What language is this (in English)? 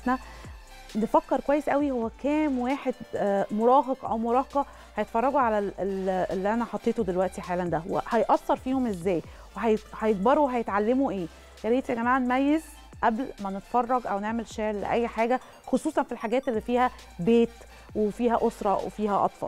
Arabic